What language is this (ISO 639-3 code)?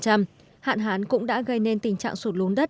vie